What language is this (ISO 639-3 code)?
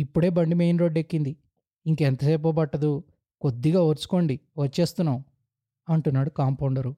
tel